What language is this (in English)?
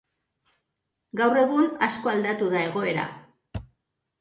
Basque